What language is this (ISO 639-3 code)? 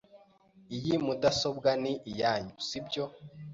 kin